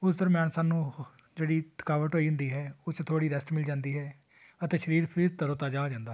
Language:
Punjabi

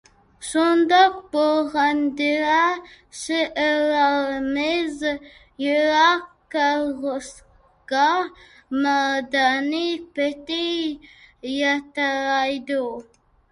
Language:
Uyghur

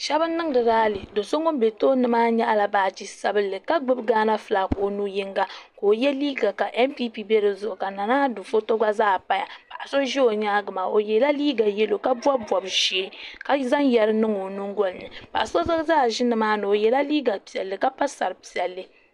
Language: Dagbani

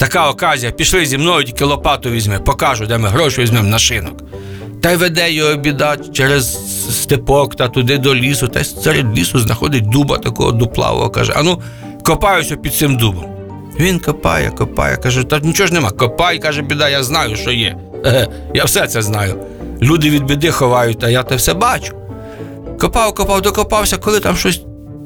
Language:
Ukrainian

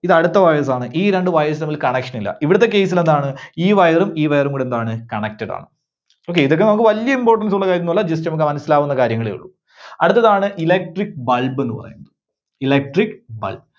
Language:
Malayalam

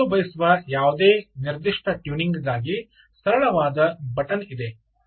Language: Kannada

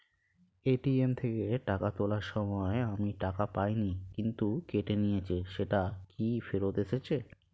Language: Bangla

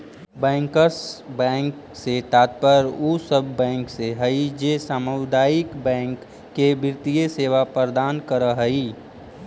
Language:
Magahi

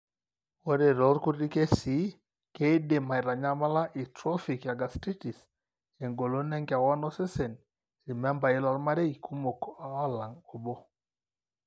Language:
Masai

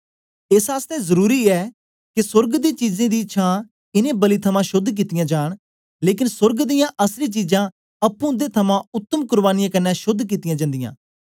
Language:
Dogri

